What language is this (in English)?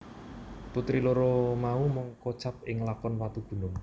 Javanese